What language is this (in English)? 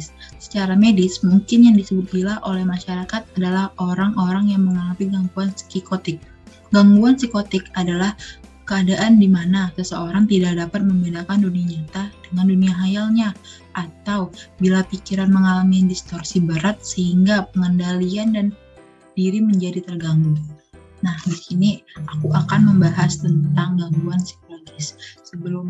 Indonesian